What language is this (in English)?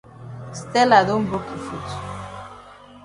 Cameroon Pidgin